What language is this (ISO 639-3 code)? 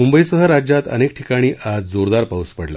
mar